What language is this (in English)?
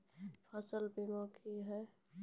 Maithili